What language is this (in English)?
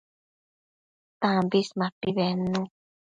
Matsés